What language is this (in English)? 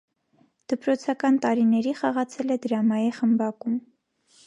Armenian